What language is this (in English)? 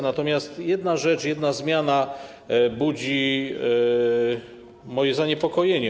Polish